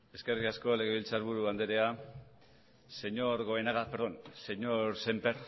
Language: Basque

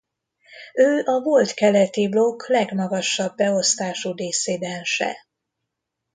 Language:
Hungarian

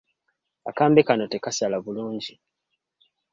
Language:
Ganda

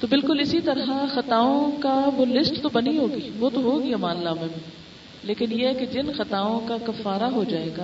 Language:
Urdu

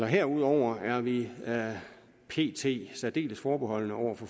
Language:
Danish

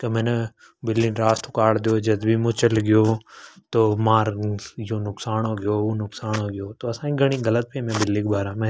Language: Hadothi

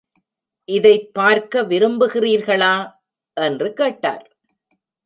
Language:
Tamil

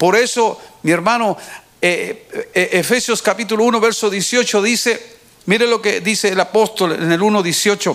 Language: Spanish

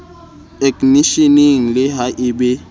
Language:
Southern Sotho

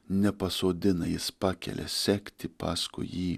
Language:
Lithuanian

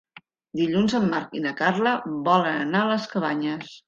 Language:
Catalan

